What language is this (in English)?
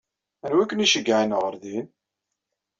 Kabyle